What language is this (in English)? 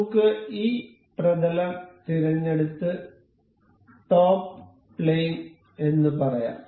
Malayalam